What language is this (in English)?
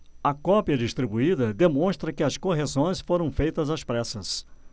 Portuguese